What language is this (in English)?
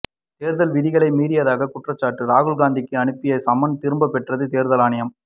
Tamil